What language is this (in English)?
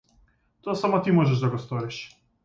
Macedonian